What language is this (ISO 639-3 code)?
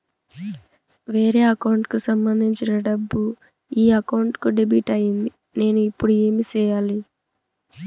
tel